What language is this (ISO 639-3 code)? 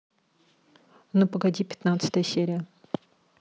rus